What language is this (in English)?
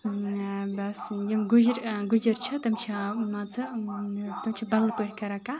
Kashmiri